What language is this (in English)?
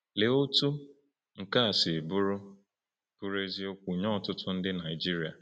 Igbo